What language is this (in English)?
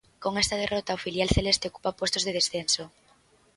Galician